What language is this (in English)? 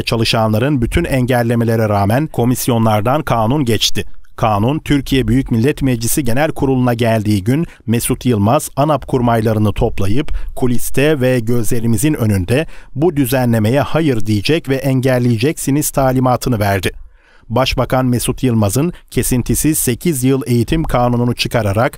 Turkish